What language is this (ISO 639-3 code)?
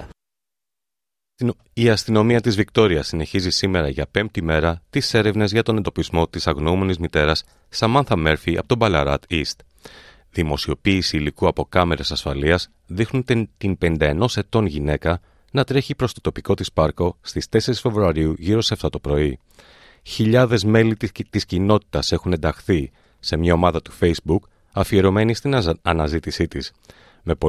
ell